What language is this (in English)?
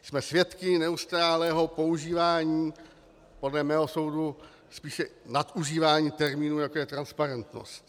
Czech